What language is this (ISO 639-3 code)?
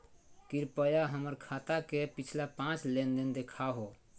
mag